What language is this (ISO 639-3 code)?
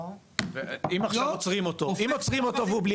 heb